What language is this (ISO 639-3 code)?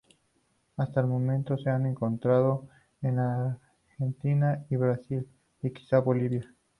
spa